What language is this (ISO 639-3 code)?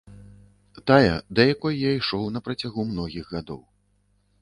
bel